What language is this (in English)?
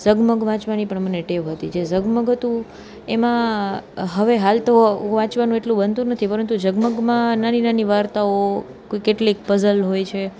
Gujarati